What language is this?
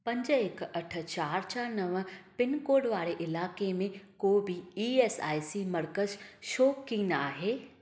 Sindhi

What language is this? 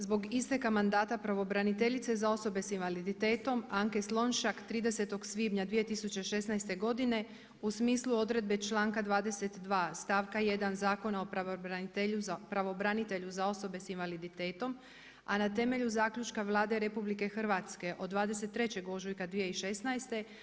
Croatian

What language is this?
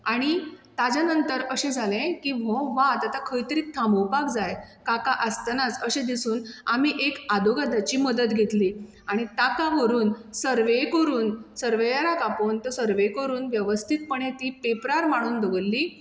Konkani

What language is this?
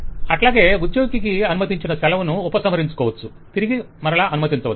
Telugu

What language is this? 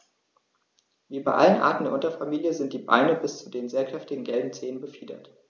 German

